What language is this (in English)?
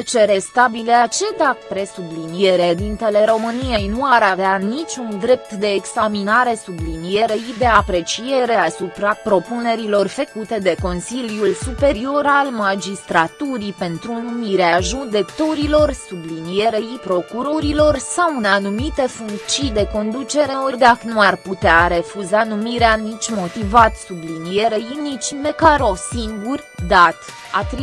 Romanian